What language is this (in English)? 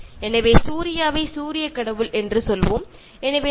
Malayalam